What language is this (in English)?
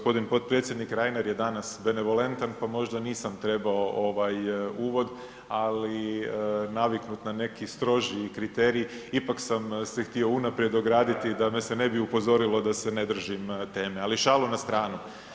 Croatian